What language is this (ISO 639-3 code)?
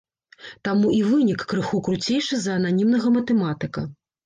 bel